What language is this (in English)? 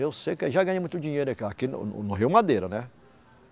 Portuguese